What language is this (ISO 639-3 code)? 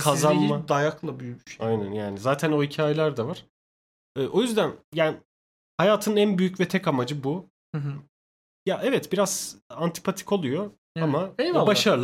tur